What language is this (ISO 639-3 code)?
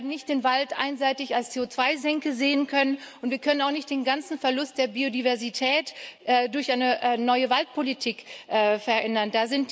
deu